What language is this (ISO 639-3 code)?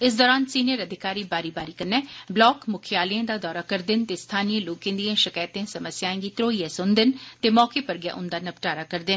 doi